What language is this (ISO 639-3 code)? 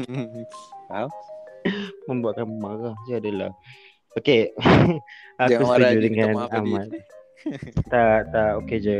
msa